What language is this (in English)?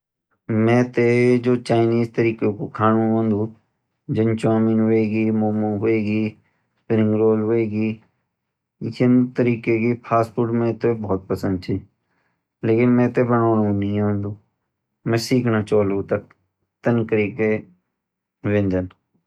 Garhwali